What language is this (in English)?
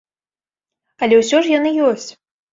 Belarusian